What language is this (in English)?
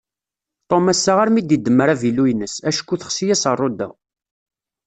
Kabyle